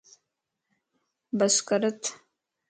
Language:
Lasi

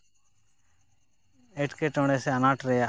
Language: Santali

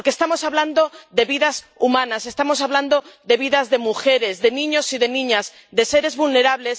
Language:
Spanish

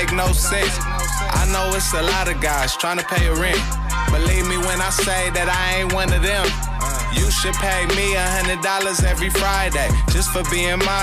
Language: Hungarian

